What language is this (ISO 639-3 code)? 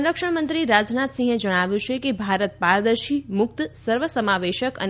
guj